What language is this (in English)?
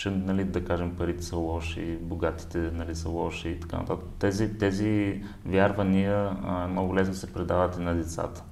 Bulgarian